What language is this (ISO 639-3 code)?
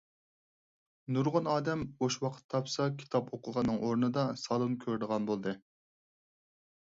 uig